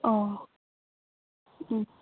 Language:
Bodo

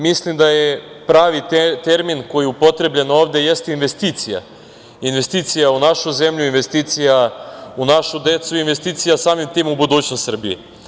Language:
Serbian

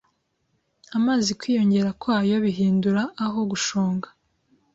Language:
Kinyarwanda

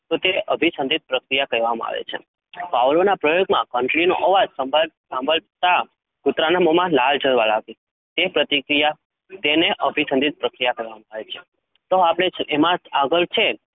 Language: Gujarati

